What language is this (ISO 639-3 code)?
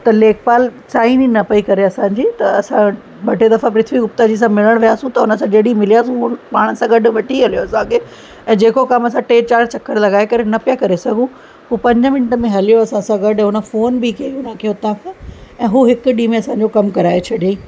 snd